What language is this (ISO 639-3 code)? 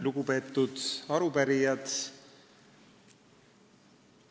est